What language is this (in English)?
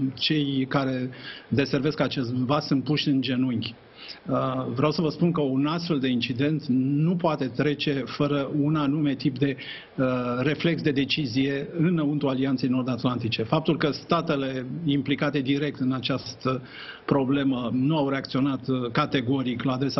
Romanian